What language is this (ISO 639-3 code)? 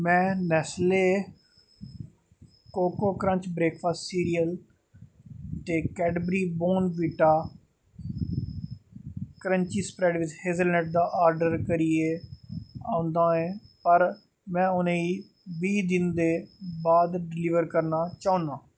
doi